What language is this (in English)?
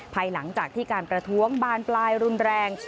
Thai